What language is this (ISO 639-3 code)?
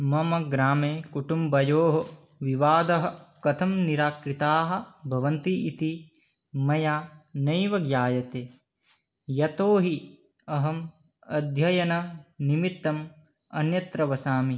san